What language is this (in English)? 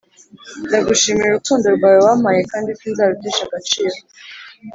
Kinyarwanda